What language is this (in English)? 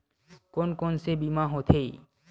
Chhattisgarhi